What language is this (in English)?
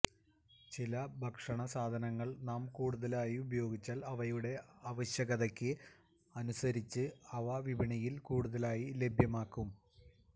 Malayalam